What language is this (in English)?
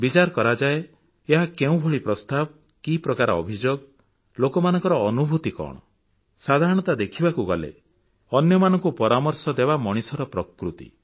Odia